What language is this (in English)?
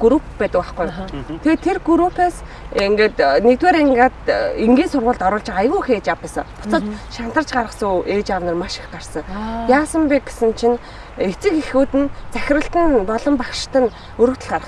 Korean